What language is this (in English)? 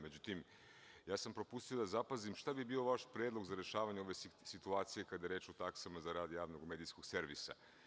Serbian